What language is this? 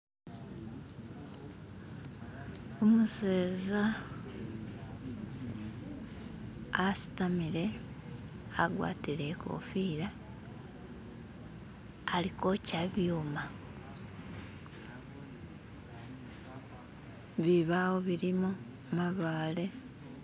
Masaaba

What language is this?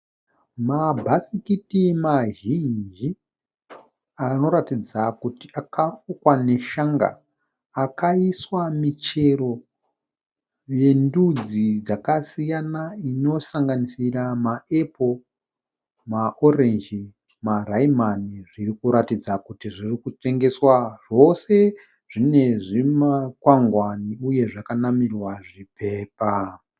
Shona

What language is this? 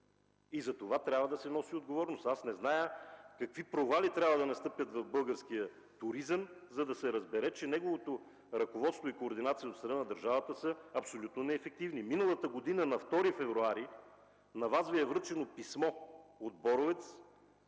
Bulgarian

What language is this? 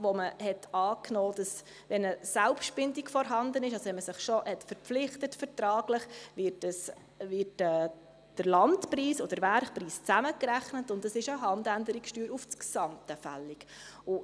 Swiss German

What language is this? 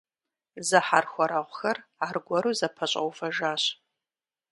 Kabardian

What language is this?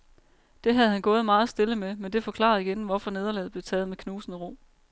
Danish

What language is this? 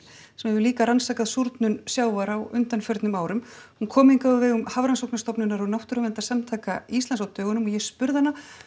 Icelandic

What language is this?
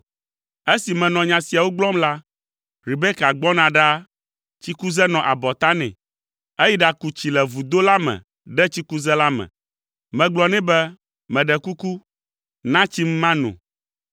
Ewe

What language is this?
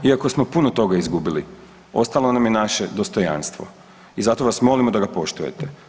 Croatian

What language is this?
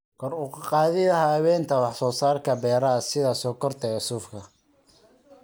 Somali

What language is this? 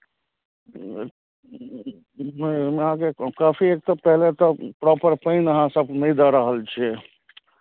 Maithili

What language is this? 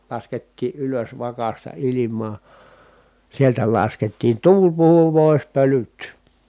Finnish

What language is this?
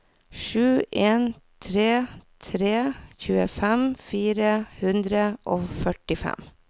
Norwegian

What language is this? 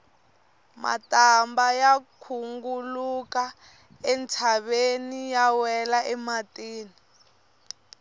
Tsonga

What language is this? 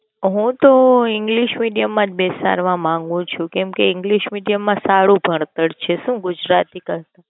Gujarati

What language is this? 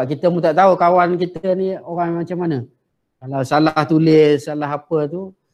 Malay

